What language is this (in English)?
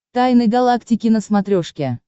Russian